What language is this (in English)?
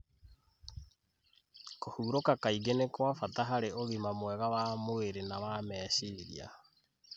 Kikuyu